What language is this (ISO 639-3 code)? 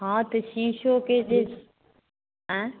mai